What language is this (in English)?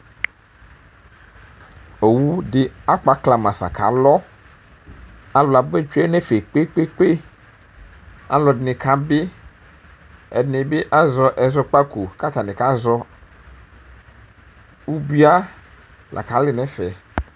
Ikposo